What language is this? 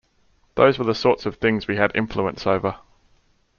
English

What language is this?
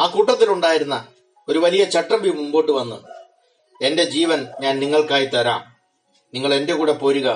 Malayalam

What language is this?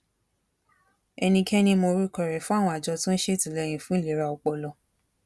Yoruba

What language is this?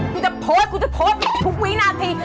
Thai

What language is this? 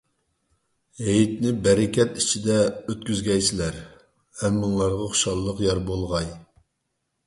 Uyghur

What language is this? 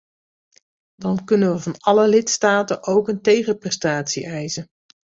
Dutch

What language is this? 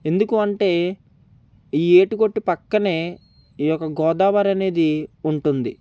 Telugu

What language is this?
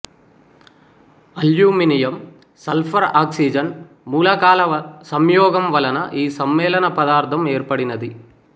Telugu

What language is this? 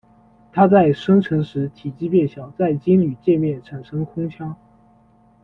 Chinese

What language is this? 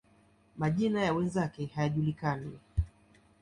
Swahili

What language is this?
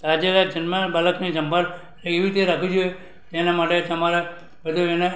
Gujarati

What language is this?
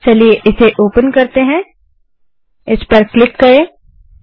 Hindi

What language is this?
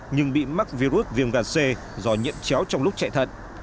Vietnamese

